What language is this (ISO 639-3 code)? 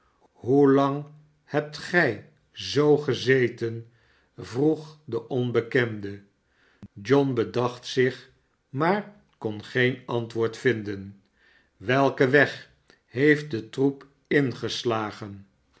nld